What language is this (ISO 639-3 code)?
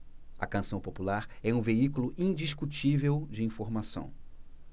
por